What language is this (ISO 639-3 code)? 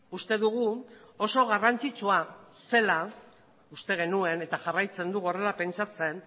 eus